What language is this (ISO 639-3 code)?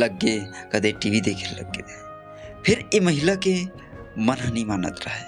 hin